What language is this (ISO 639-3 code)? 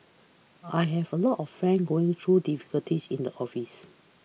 eng